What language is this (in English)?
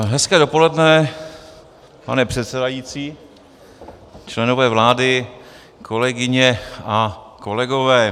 Czech